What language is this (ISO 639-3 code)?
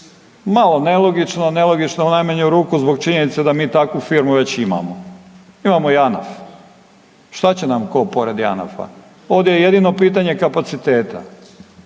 hrv